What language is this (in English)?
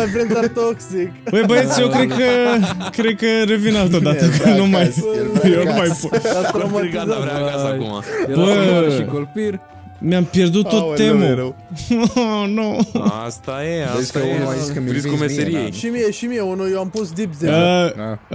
Romanian